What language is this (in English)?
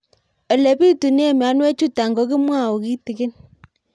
Kalenjin